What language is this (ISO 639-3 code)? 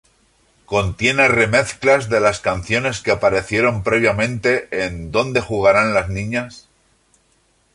spa